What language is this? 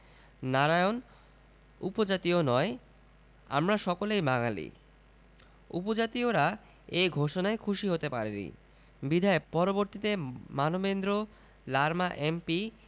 Bangla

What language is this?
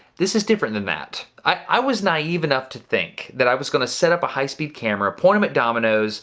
English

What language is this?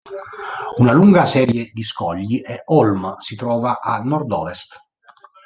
Italian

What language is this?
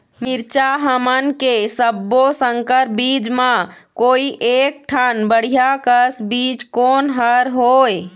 Chhattisgarhi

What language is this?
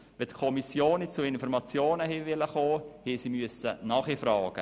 Swiss German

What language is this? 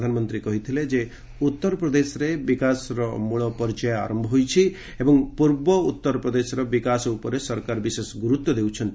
Odia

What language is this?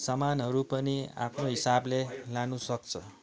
Nepali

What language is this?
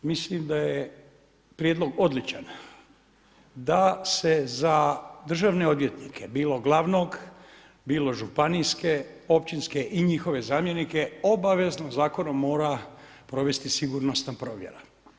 Croatian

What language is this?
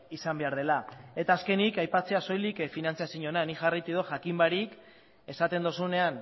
Basque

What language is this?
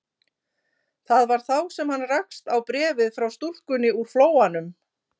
Icelandic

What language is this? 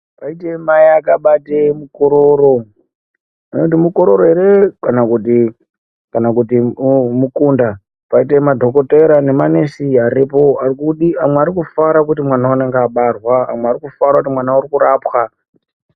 Ndau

